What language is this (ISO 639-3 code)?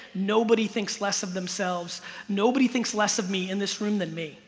eng